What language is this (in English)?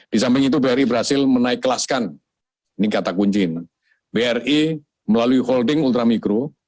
Indonesian